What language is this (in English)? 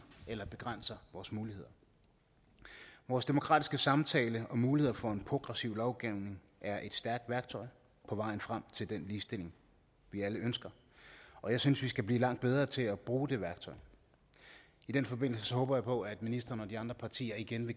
Danish